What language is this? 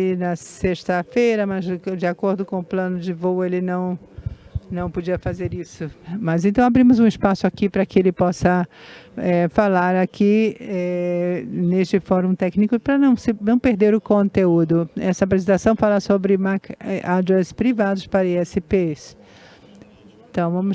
Portuguese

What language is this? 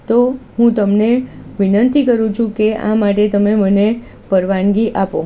Gujarati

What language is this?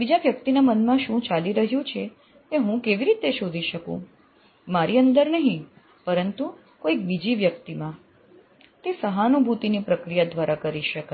Gujarati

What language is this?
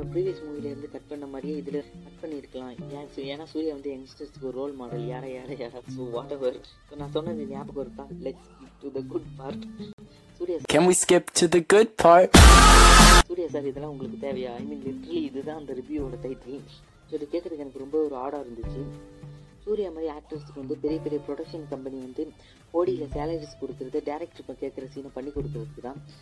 Malayalam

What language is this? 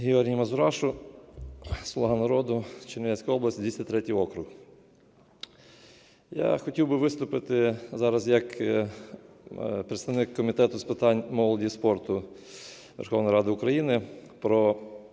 Ukrainian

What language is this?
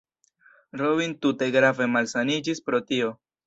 Esperanto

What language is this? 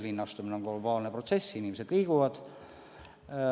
Estonian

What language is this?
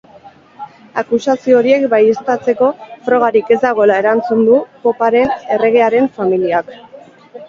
Basque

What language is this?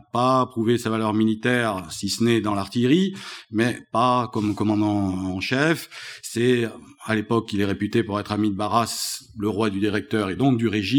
French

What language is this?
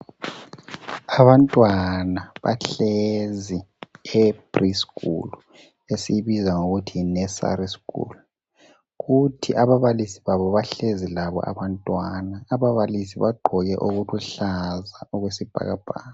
North Ndebele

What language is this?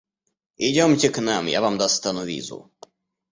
Russian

